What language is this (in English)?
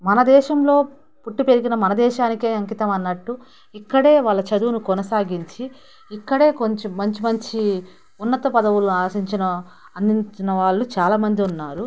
Telugu